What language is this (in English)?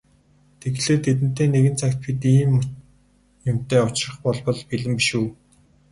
Mongolian